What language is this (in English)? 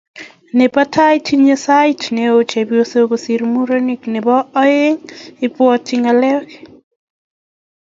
Kalenjin